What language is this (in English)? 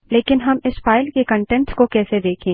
Hindi